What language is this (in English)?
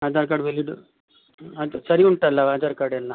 Kannada